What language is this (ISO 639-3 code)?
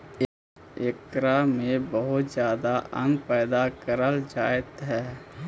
mag